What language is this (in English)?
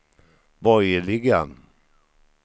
Swedish